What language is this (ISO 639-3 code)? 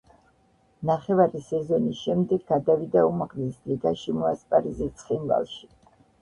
kat